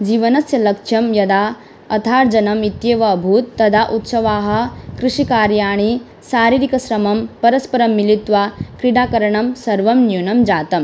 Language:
Sanskrit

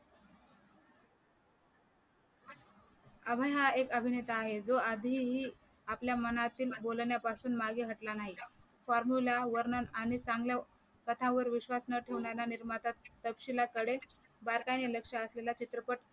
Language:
Marathi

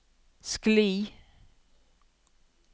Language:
Norwegian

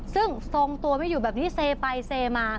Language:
Thai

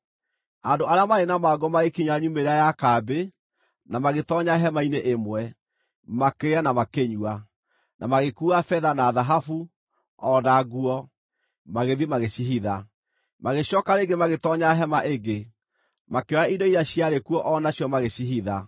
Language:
Kikuyu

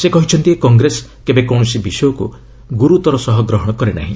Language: Odia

